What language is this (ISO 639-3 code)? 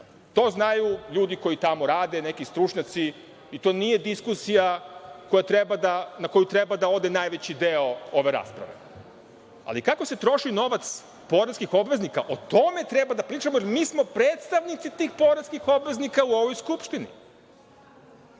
srp